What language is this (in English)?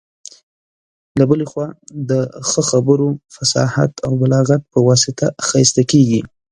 Pashto